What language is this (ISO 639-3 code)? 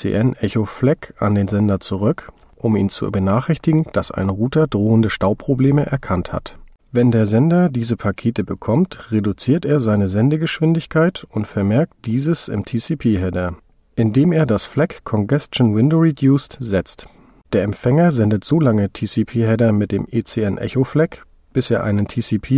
deu